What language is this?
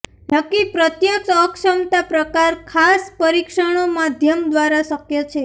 Gujarati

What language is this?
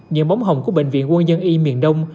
Vietnamese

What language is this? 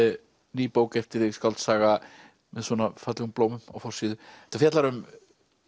Icelandic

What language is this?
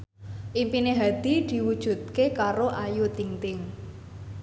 Javanese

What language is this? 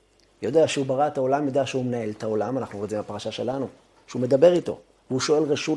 Hebrew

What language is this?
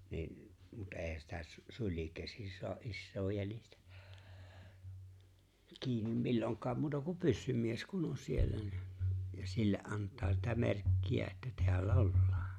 Finnish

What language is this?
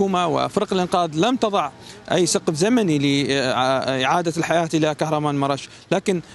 Arabic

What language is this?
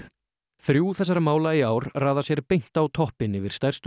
Icelandic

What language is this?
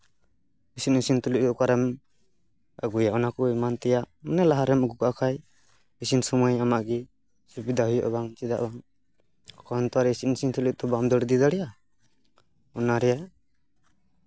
Santali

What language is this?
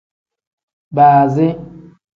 Tem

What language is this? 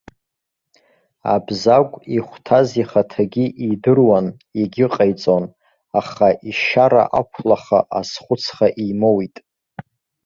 Abkhazian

